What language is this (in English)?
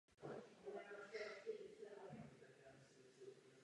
Czech